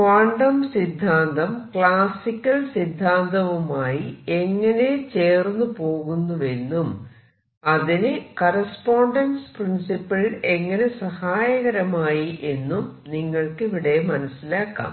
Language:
Malayalam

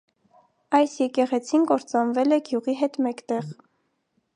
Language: Armenian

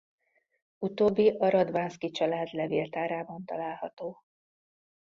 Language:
Hungarian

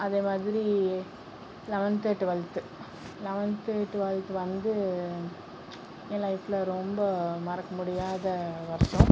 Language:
Tamil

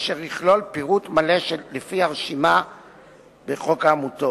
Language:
Hebrew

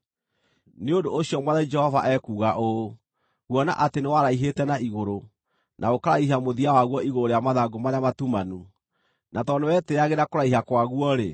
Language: Kikuyu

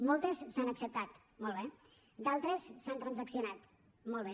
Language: Catalan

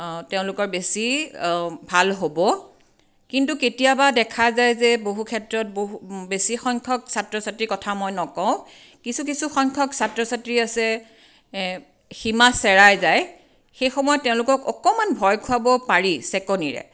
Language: Assamese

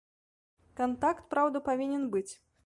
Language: Belarusian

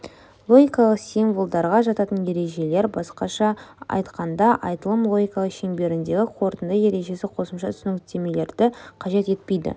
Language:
Kazakh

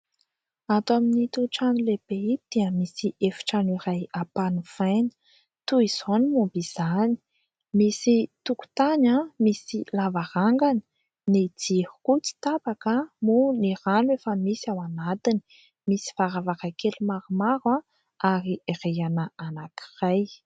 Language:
Malagasy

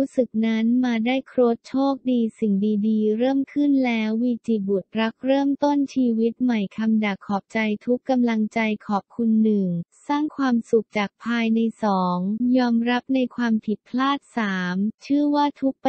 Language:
Thai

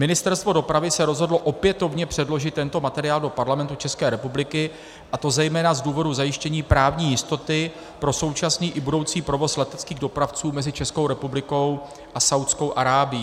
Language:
Czech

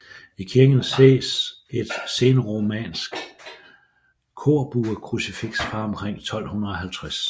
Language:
Danish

